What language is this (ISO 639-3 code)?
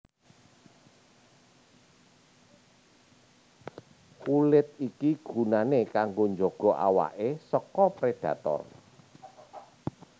jav